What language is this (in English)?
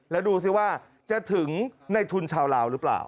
Thai